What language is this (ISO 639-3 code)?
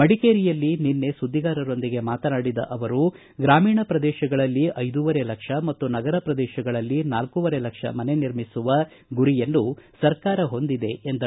kan